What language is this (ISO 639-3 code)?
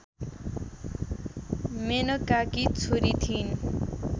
nep